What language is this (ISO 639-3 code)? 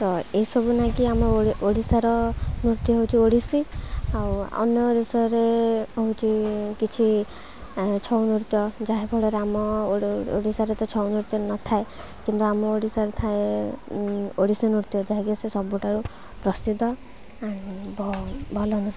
ori